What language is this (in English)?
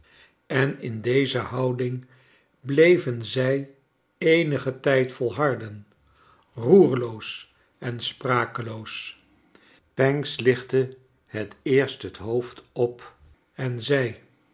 Dutch